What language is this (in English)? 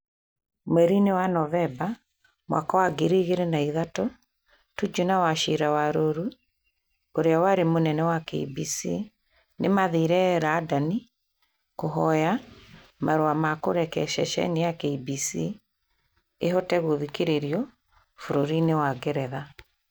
Kikuyu